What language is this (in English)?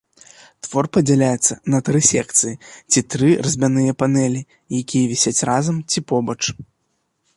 Belarusian